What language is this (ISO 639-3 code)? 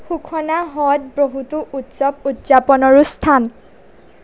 asm